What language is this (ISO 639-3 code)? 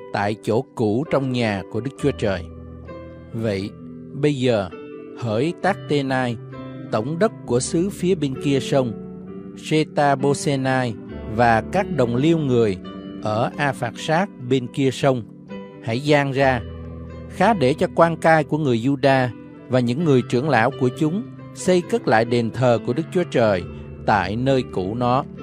vie